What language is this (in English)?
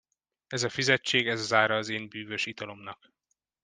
Hungarian